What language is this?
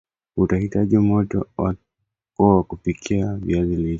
Swahili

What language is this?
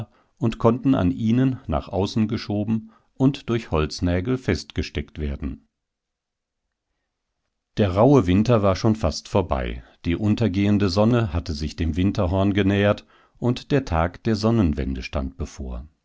German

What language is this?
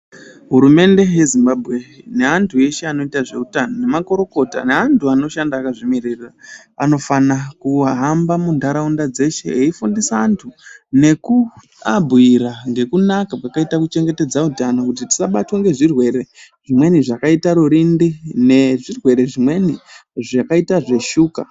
Ndau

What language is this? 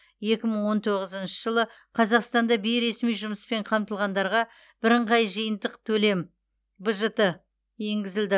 Kazakh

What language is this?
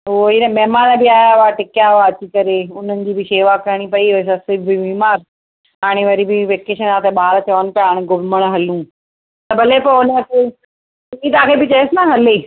Sindhi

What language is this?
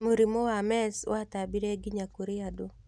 Kikuyu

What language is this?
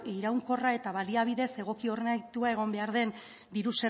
Basque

